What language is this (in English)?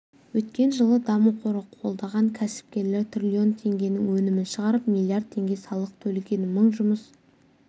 Kazakh